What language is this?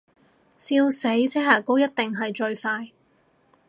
Cantonese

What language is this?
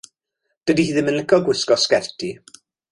Welsh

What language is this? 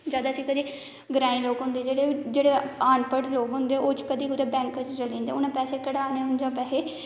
Dogri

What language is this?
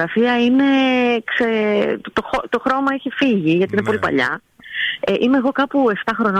Greek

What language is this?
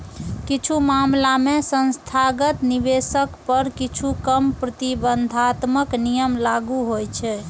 Maithili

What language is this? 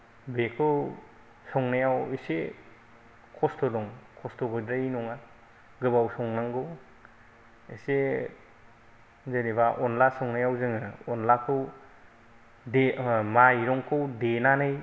Bodo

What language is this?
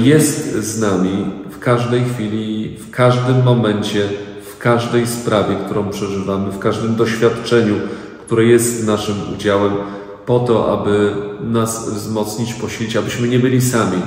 Polish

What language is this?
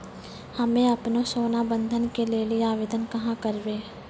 Maithili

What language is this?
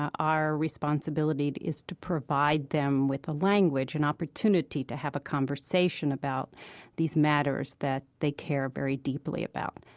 English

